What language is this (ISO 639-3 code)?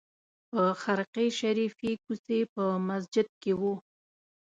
pus